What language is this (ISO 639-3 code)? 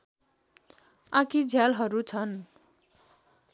nep